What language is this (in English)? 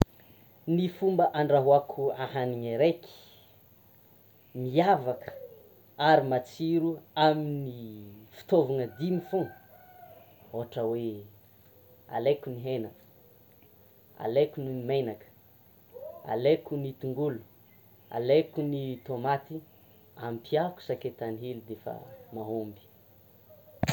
Tsimihety Malagasy